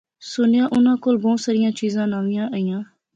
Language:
Pahari-Potwari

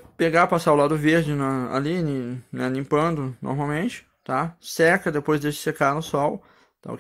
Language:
Portuguese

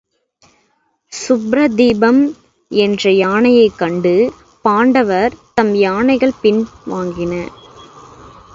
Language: Tamil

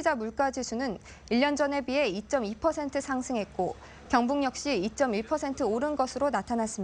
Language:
Korean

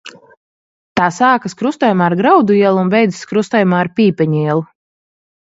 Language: Latvian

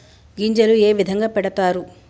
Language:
Telugu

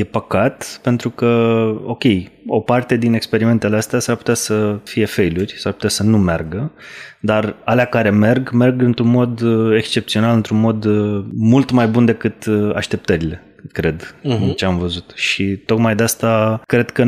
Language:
Romanian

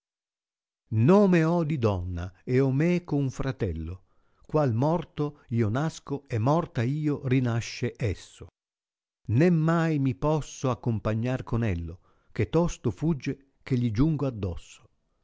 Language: Italian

